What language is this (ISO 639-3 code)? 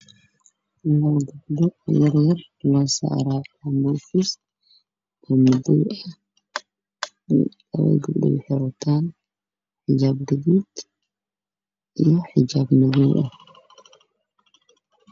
som